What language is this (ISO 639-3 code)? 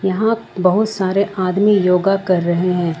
hin